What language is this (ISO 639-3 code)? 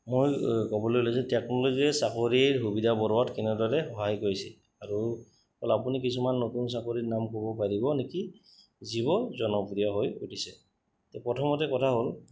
asm